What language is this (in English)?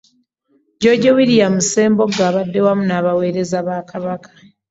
Ganda